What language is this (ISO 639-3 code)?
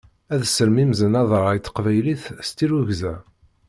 kab